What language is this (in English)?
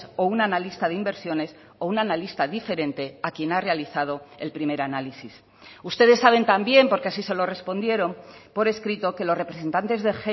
Spanish